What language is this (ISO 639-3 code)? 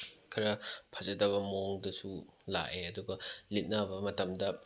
mni